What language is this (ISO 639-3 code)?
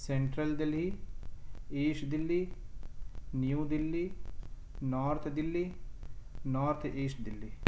urd